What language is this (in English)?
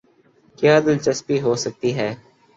Urdu